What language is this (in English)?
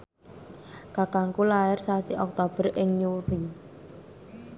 Javanese